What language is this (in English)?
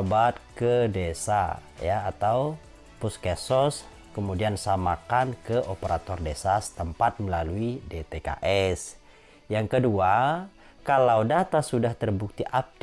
Indonesian